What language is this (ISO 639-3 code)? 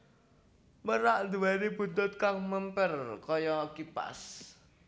jav